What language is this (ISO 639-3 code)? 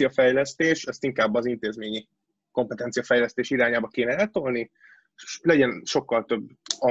hun